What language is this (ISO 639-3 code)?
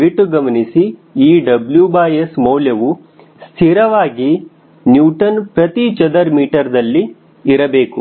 kan